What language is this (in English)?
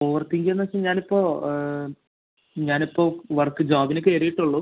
Malayalam